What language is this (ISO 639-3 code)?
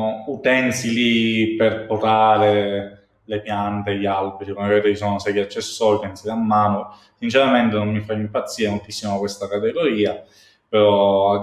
ita